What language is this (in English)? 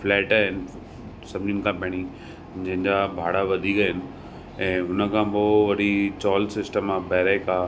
Sindhi